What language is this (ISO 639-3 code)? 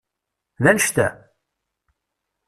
kab